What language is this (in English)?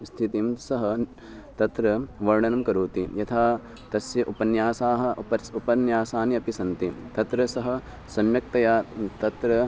Sanskrit